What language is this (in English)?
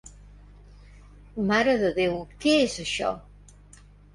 Catalan